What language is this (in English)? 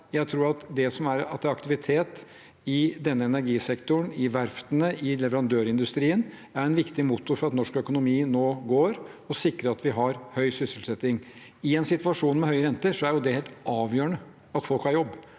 Norwegian